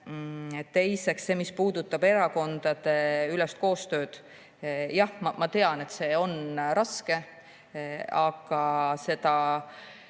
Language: Estonian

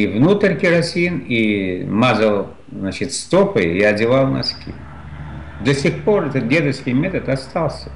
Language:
Russian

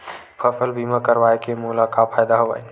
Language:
Chhattisgarhi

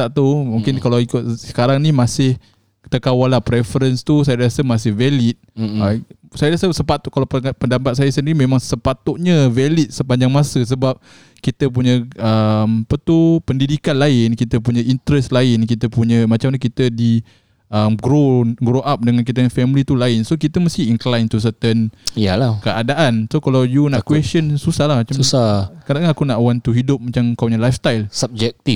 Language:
Malay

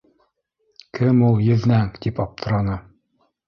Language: Bashkir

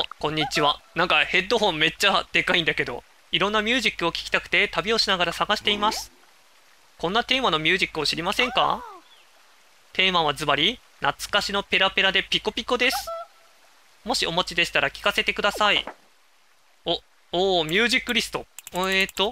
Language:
Japanese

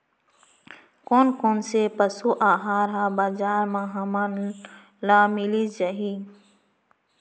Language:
Chhattisgarhi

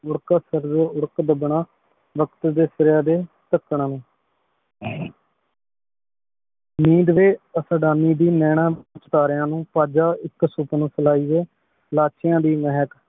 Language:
Punjabi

